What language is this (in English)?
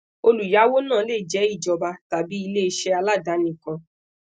Yoruba